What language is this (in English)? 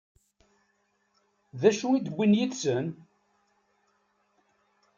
Kabyle